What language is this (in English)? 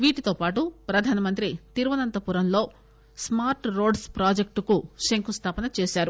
Telugu